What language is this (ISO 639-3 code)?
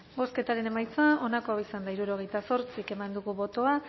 eus